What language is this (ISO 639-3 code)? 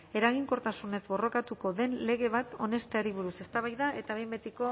eus